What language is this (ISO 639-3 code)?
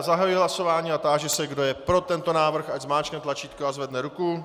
ces